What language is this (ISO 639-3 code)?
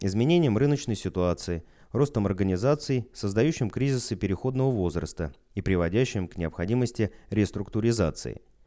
rus